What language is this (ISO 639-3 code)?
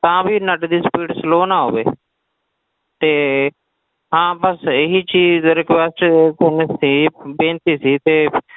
pan